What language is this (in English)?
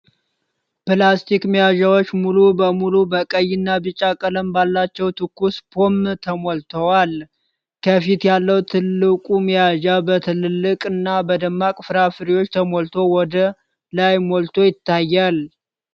Amharic